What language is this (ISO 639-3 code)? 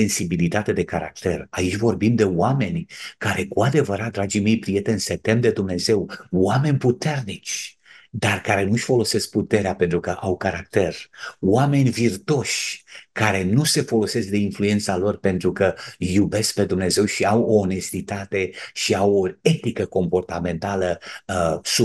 ron